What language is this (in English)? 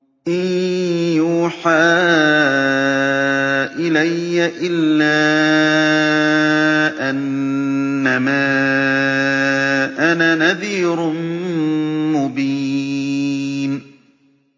Arabic